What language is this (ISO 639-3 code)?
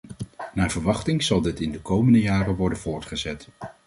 nld